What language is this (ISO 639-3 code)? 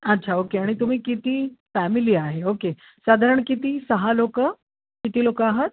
mar